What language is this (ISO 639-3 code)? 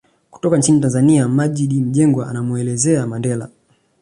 swa